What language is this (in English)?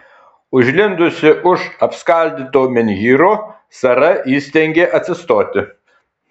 Lithuanian